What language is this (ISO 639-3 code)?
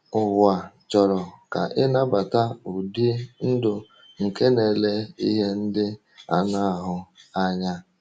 ibo